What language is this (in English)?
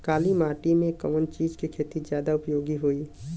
Bhojpuri